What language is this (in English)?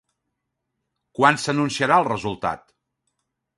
Catalan